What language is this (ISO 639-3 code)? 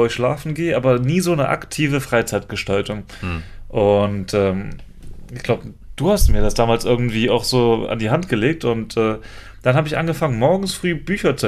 deu